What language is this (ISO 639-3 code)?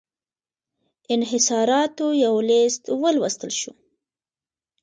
pus